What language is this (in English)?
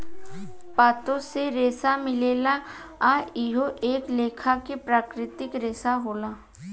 Bhojpuri